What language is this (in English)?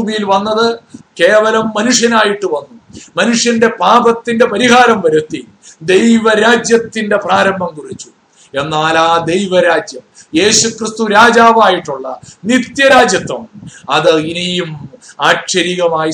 Malayalam